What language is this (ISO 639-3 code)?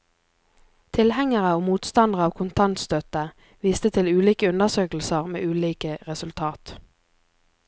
nor